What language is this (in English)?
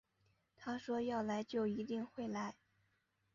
Chinese